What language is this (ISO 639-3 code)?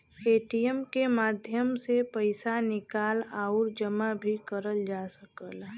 bho